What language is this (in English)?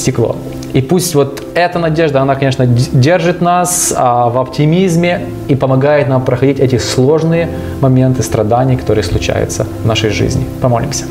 Russian